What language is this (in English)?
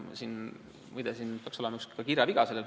Estonian